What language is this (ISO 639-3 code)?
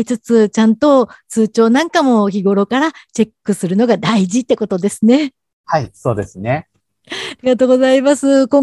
jpn